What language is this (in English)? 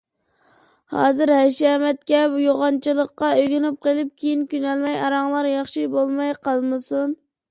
Uyghur